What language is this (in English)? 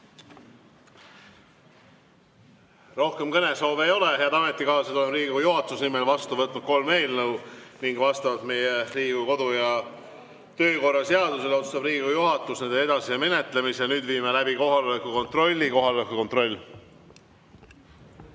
Estonian